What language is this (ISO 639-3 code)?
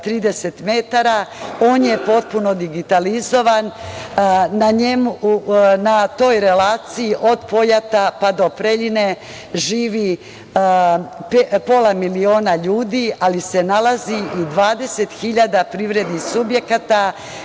srp